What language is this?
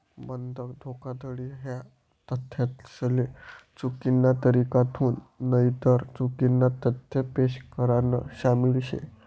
Marathi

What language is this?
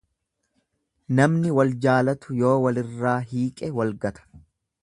Oromo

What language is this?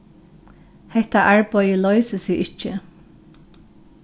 Faroese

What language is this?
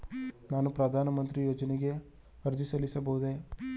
Kannada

